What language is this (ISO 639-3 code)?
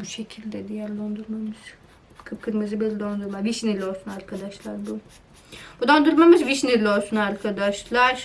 tur